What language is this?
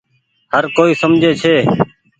Goaria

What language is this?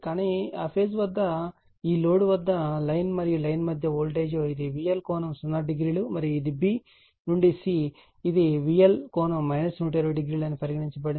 Telugu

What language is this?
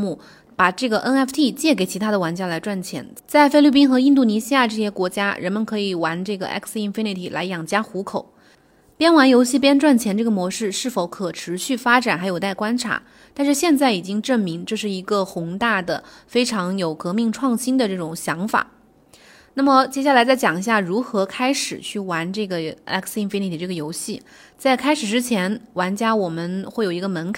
Chinese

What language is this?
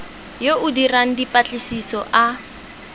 Tswana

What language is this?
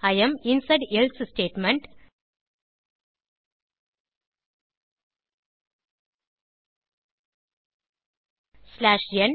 Tamil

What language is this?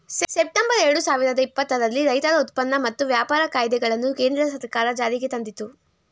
Kannada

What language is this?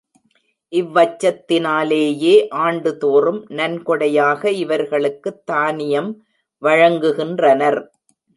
Tamil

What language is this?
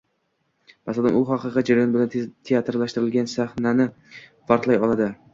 Uzbek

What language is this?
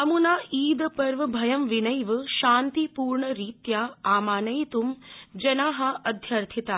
Sanskrit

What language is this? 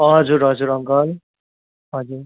Nepali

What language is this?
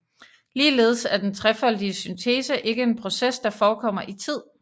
Danish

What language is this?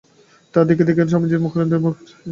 Bangla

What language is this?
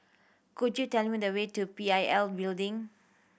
English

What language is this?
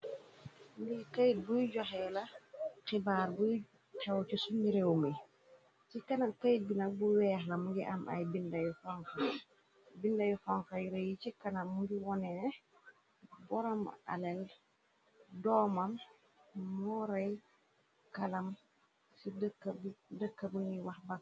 Wolof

